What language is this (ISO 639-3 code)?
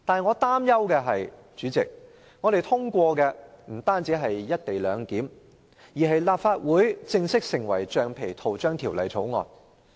yue